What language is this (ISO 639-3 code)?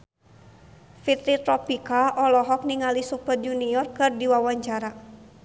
sun